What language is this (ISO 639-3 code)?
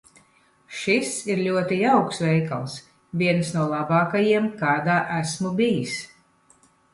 lav